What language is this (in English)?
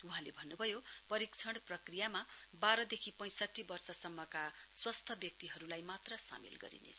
Nepali